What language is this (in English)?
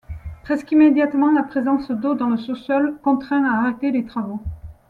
French